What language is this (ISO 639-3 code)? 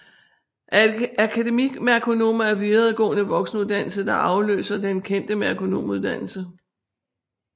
dan